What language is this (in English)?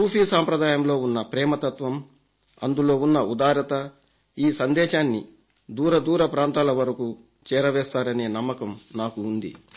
Telugu